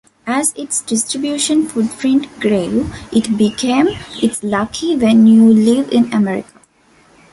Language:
English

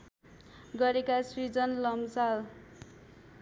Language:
Nepali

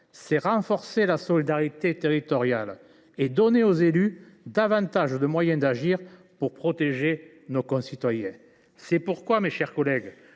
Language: French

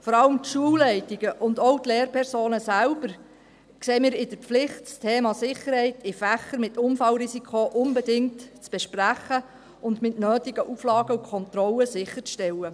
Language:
Swiss German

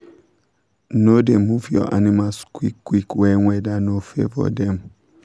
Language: Nigerian Pidgin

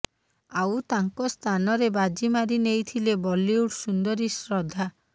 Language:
Odia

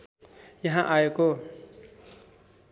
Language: Nepali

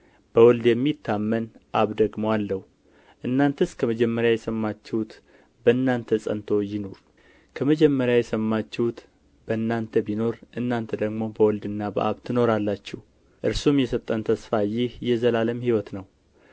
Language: Amharic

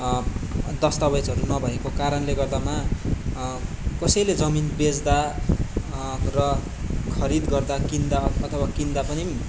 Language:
Nepali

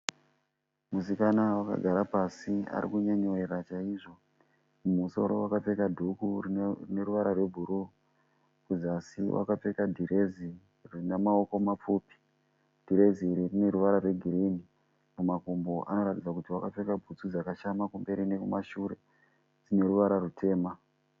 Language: Shona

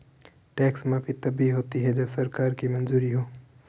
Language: Hindi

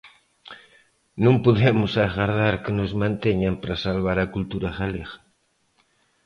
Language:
Galician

